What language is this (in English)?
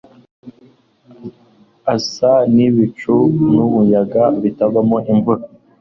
Kinyarwanda